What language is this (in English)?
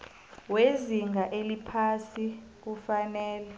South Ndebele